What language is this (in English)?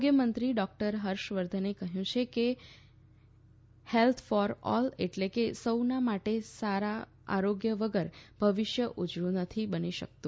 Gujarati